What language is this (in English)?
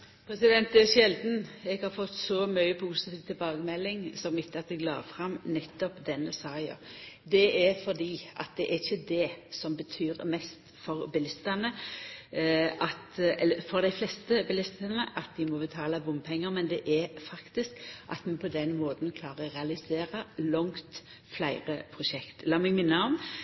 Norwegian Nynorsk